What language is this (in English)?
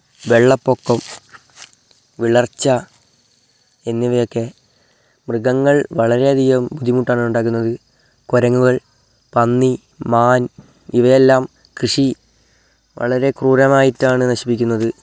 Malayalam